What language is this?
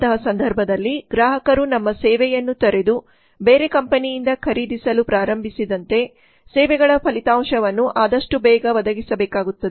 Kannada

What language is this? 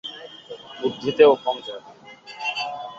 Bangla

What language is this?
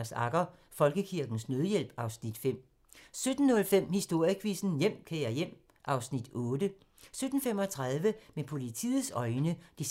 Danish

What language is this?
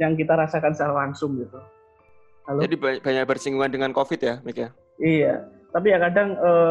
Indonesian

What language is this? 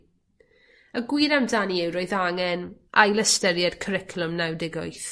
Welsh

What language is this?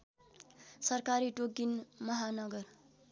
Nepali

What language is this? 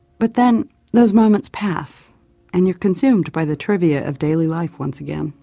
English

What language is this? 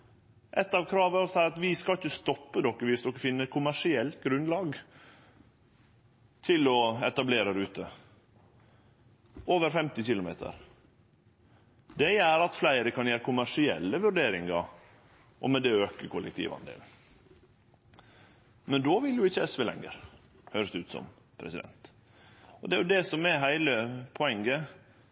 Norwegian Nynorsk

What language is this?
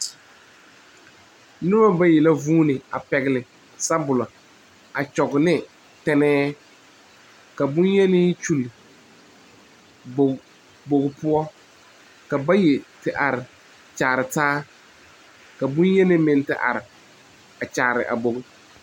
Southern Dagaare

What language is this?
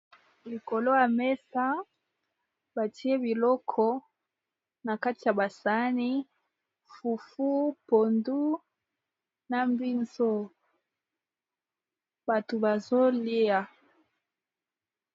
Lingala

